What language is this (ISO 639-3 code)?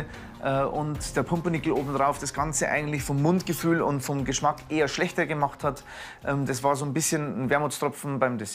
deu